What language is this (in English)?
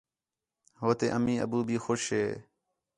Khetrani